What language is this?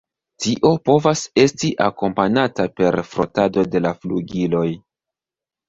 Esperanto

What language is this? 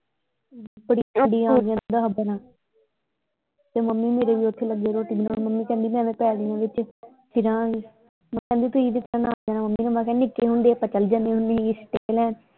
Punjabi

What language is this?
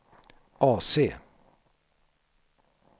Swedish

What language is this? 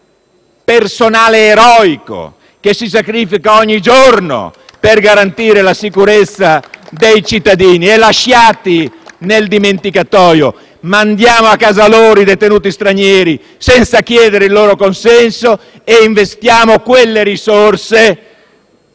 Italian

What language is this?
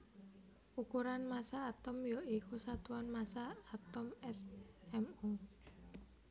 Javanese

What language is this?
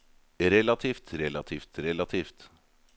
Norwegian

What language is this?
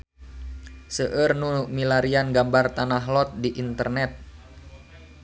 Sundanese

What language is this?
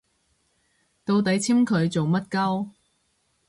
Cantonese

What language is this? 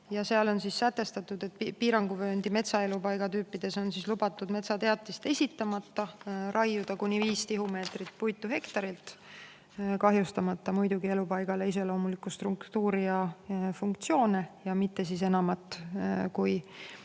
Estonian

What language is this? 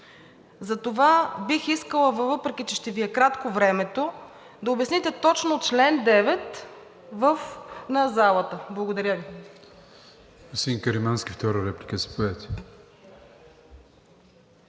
Bulgarian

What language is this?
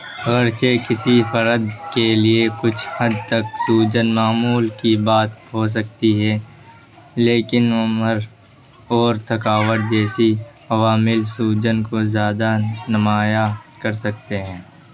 Urdu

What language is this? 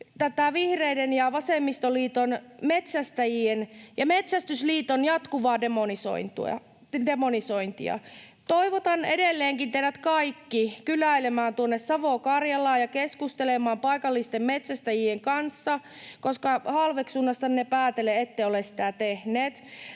Finnish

